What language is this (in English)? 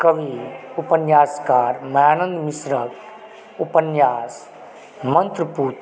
Maithili